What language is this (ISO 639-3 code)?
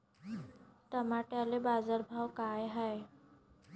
mar